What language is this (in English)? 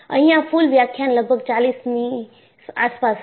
Gujarati